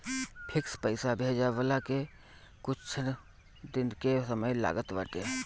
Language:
Bhojpuri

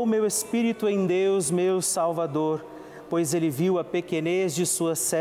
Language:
Portuguese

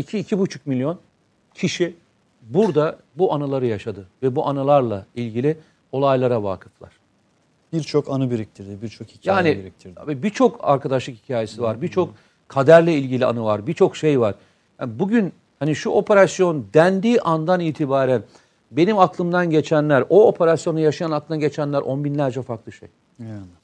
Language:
Turkish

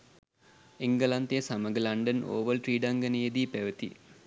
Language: Sinhala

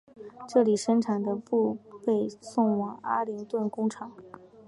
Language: Chinese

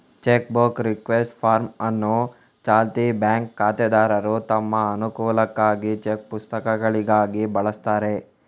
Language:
Kannada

